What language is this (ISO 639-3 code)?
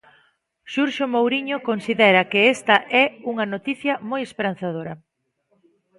glg